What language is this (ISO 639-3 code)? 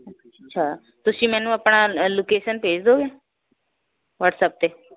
pan